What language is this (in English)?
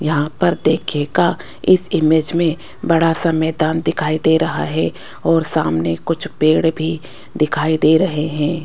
Hindi